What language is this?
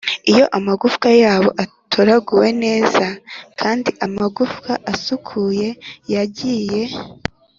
Kinyarwanda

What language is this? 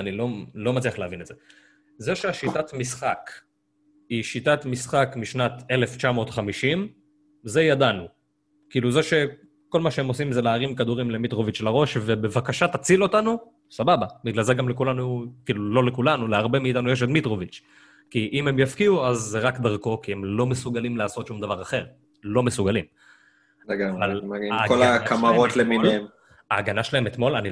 Hebrew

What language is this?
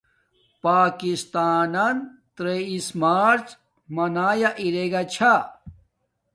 Domaaki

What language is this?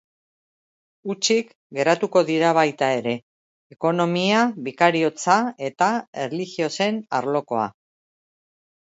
Basque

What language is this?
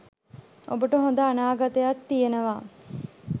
Sinhala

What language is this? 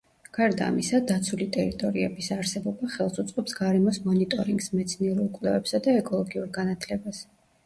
Georgian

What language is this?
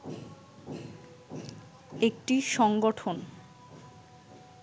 Bangla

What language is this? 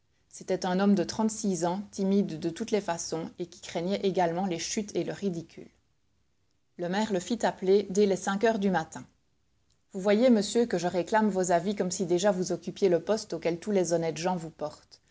French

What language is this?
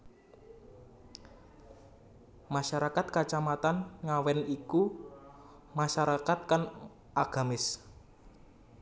Javanese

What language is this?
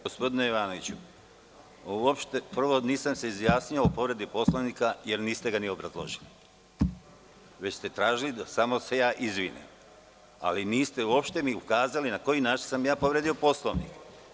Serbian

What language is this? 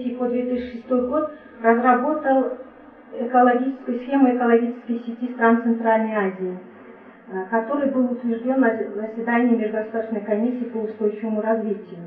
Russian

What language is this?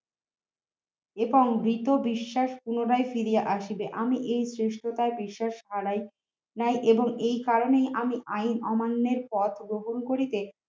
Bangla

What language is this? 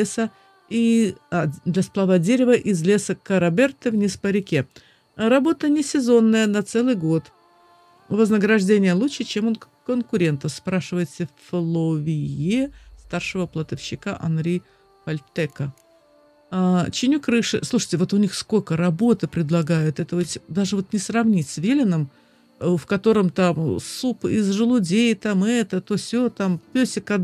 Russian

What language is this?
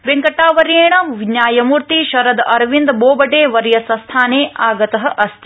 Sanskrit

